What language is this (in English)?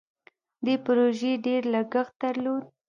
Pashto